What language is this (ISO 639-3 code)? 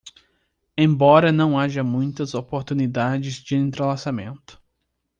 por